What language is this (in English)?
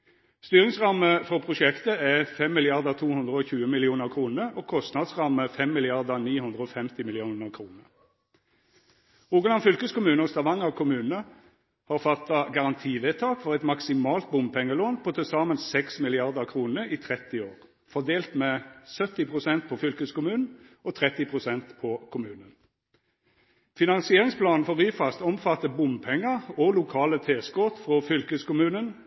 Norwegian Nynorsk